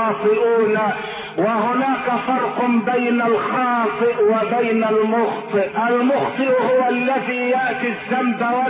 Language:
Arabic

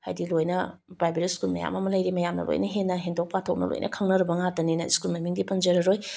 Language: Manipuri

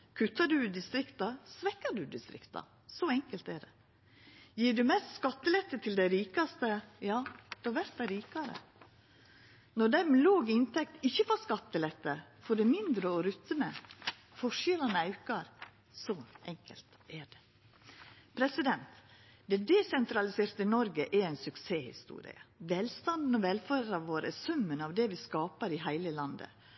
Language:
Norwegian Nynorsk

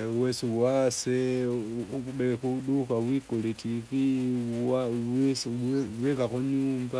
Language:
Kinga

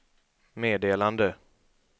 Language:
Swedish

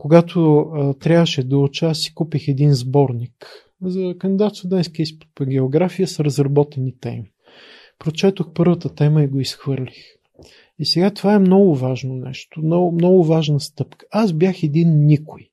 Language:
Bulgarian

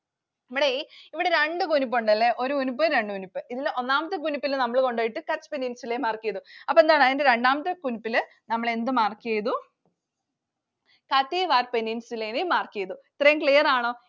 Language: Malayalam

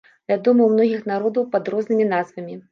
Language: Belarusian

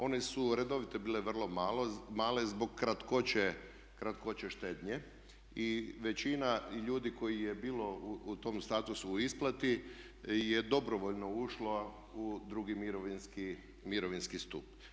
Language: Croatian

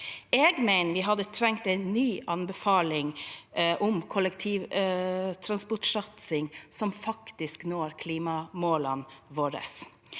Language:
Norwegian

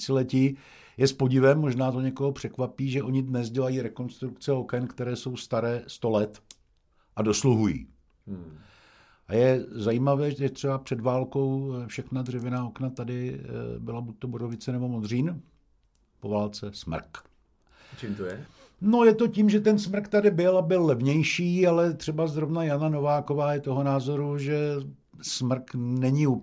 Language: Czech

